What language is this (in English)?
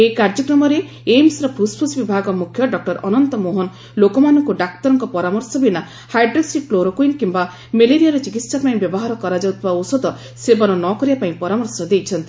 Odia